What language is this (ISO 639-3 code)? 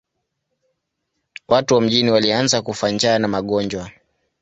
swa